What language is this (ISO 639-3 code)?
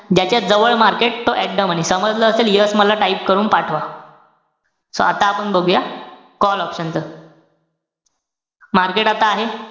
mar